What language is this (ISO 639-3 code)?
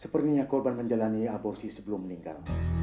ind